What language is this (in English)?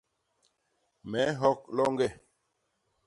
Basaa